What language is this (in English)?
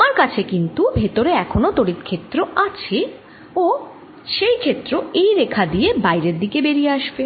Bangla